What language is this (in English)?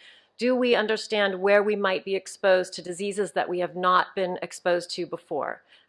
English